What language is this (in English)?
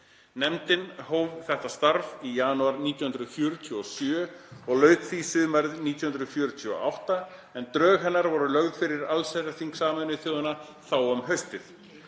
Icelandic